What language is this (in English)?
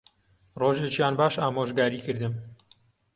Central Kurdish